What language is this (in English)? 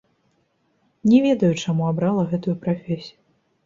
Belarusian